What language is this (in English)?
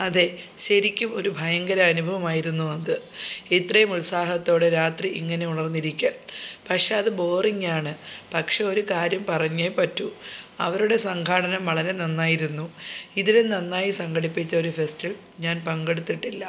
Malayalam